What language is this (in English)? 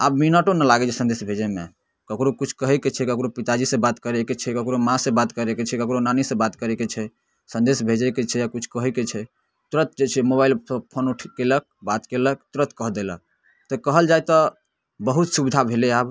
Maithili